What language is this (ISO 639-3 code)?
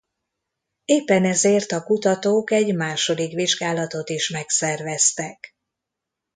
hun